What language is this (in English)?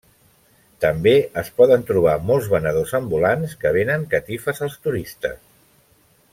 Catalan